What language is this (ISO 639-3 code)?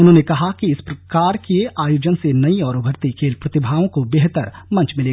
hin